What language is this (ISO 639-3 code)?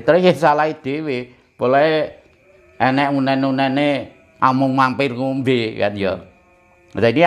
ind